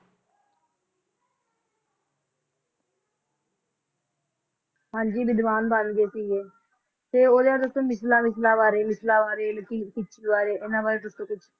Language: Punjabi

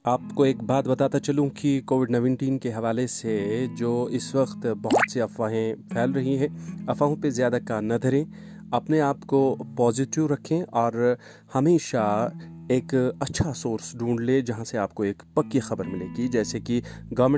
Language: Urdu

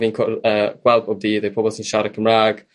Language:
Welsh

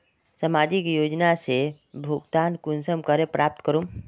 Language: Magahi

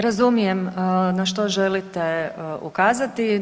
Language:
Croatian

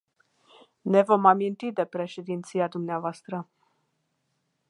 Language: Romanian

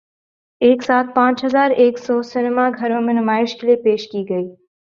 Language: Urdu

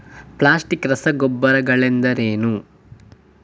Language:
Kannada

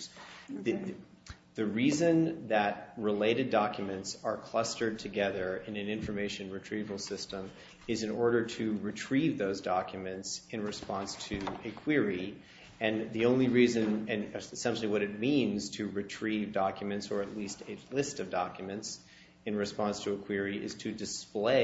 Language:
English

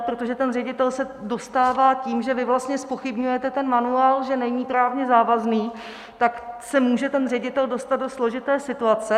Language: Czech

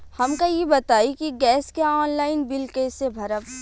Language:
Bhojpuri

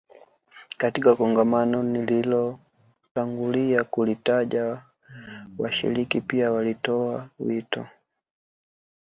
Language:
Swahili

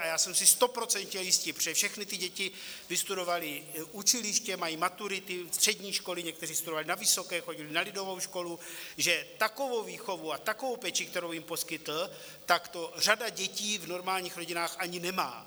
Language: Czech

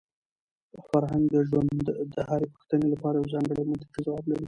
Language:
Pashto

